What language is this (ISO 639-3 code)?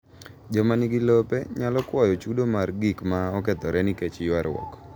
luo